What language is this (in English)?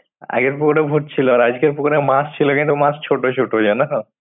Bangla